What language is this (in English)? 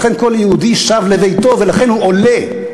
Hebrew